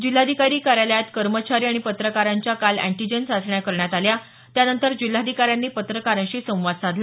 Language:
Marathi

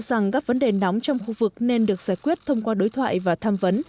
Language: Vietnamese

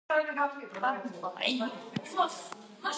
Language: Georgian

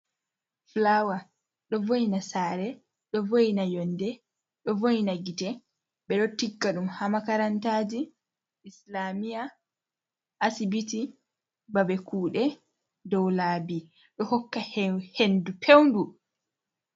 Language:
Fula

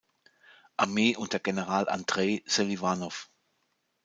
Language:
German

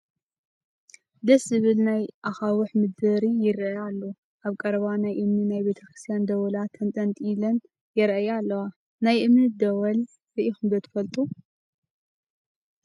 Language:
Tigrinya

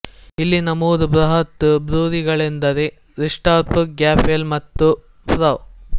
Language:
Kannada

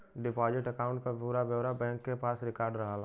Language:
Bhojpuri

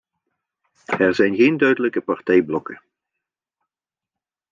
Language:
Dutch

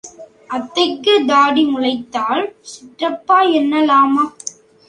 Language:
Tamil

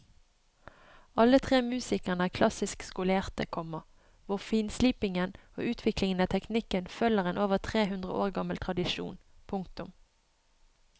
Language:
Norwegian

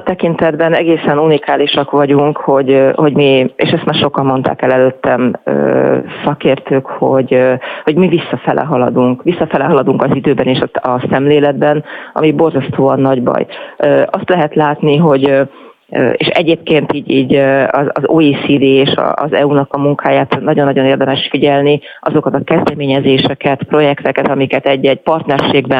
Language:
Hungarian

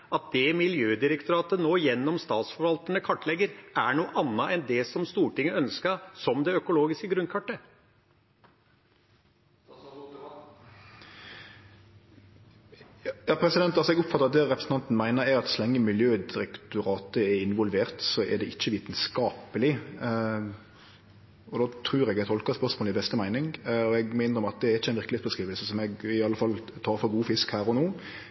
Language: Norwegian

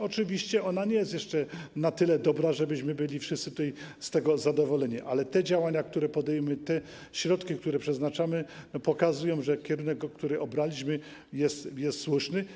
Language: Polish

